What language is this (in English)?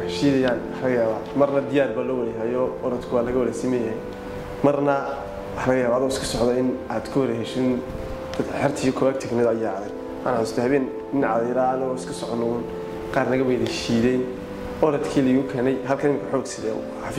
Arabic